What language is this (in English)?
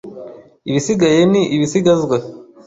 Kinyarwanda